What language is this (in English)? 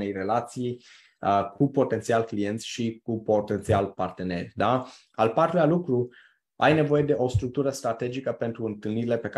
Romanian